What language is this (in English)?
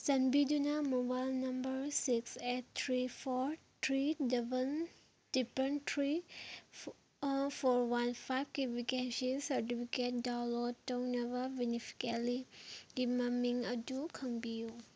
Manipuri